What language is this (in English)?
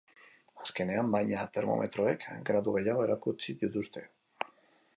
Basque